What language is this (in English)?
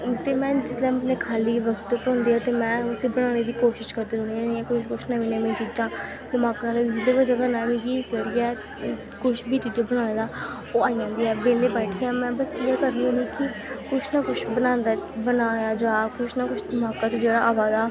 Dogri